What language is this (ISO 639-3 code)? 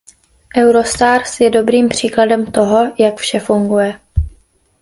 ces